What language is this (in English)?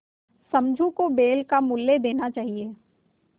Hindi